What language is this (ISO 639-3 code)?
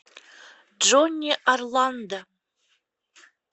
rus